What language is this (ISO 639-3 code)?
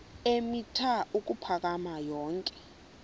xho